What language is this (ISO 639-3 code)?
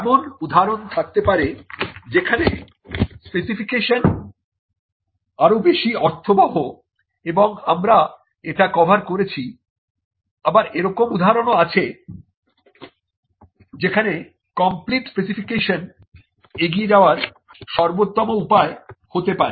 ben